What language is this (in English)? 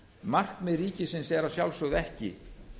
Icelandic